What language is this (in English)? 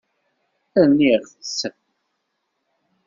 Kabyle